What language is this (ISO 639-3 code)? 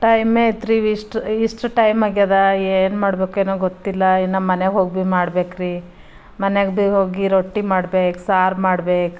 kan